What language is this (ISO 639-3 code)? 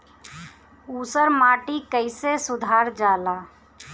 bho